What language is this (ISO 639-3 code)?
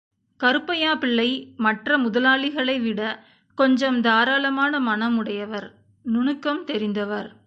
tam